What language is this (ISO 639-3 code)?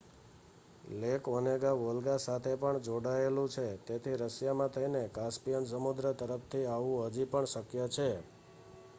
guj